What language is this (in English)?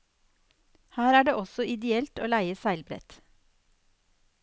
Norwegian